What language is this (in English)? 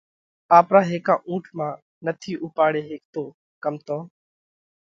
Parkari Koli